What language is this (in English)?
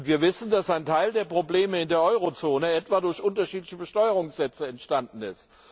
German